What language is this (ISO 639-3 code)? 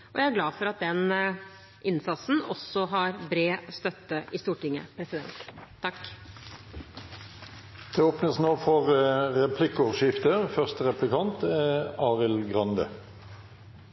nob